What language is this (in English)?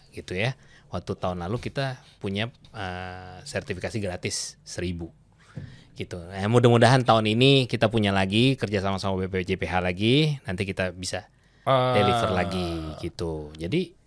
Indonesian